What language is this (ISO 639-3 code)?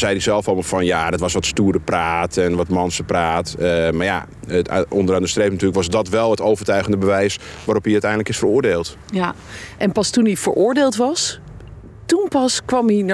nld